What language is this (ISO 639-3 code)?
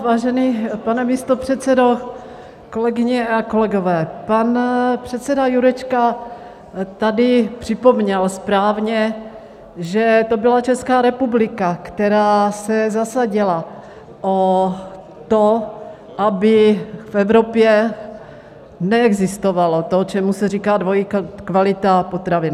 ces